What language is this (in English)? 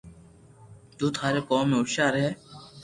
Loarki